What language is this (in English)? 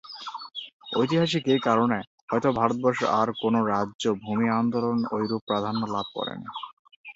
Bangla